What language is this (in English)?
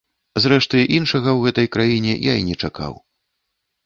Belarusian